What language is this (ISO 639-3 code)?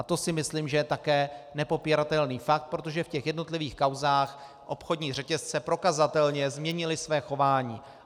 ces